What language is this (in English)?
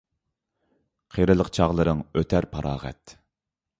Uyghur